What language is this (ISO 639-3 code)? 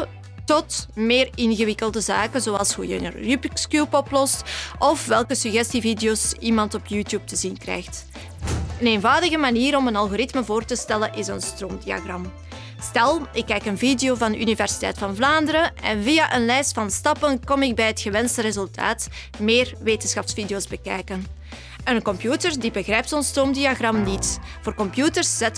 nld